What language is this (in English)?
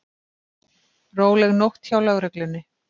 Icelandic